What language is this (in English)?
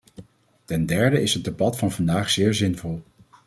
Dutch